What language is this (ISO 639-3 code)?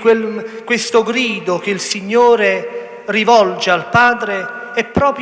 ita